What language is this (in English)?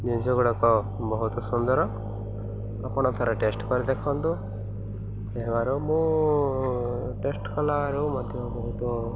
Odia